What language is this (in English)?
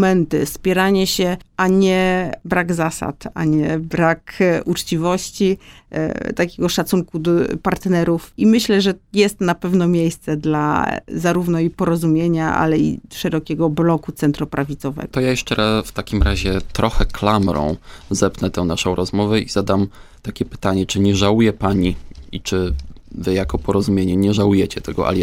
Polish